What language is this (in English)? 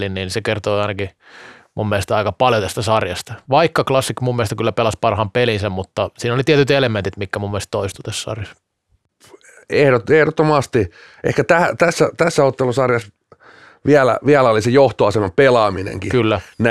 Finnish